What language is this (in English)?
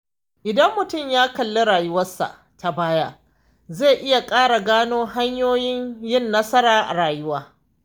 Hausa